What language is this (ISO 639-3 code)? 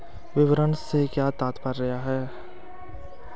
hin